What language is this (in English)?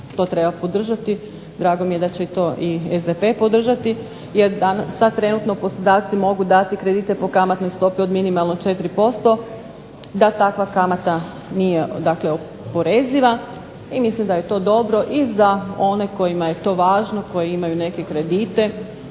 Croatian